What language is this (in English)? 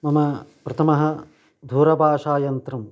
Sanskrit